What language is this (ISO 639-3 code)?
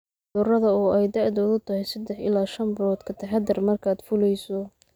som